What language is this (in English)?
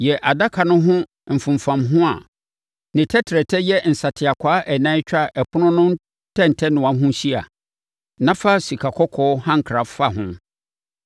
Akan